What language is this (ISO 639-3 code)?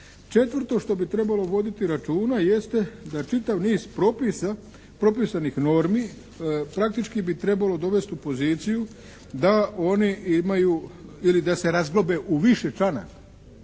hrv